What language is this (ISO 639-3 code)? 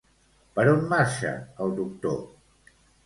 cat